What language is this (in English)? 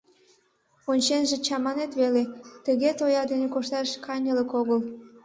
Mari